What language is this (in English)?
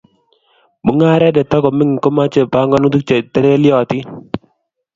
Kalenjin